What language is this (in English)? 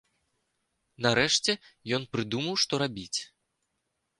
Belarusian